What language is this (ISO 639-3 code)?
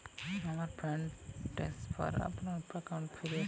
ben